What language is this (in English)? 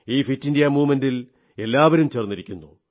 Malayalam